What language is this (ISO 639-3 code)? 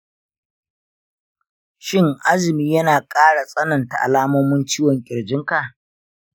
hau